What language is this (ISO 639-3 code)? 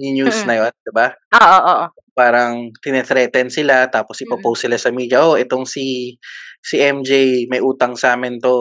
fil